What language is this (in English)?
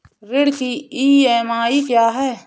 Hindi